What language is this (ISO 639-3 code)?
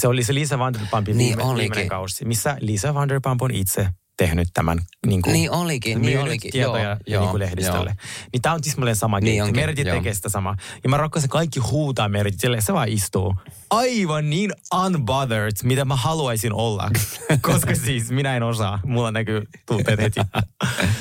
fin